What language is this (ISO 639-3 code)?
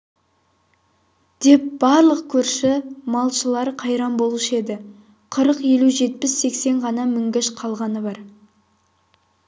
kaz